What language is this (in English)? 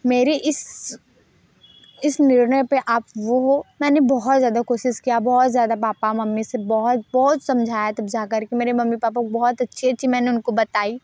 Hindi